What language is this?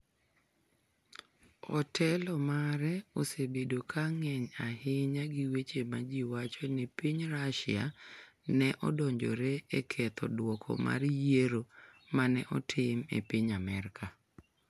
Luo (Kenya and Tanzania)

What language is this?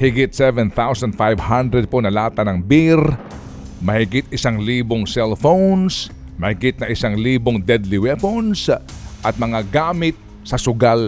Filipino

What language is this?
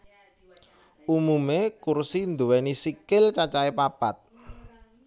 Javanese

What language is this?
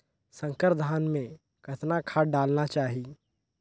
Chhattisgarhi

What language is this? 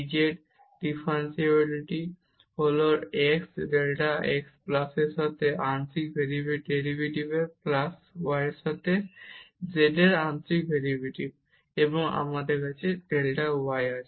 Bangla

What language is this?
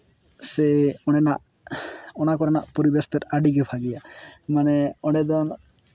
Santali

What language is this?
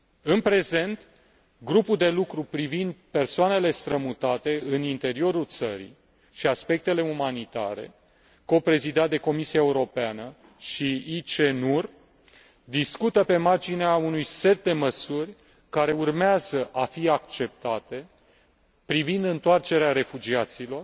Romanian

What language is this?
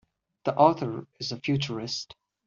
English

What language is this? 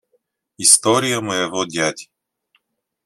Russian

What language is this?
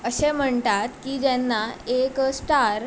Konkani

